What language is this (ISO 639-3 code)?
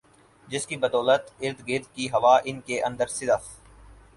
urd